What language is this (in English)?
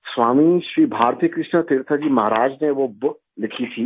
Urdu